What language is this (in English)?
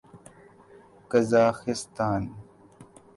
Urdu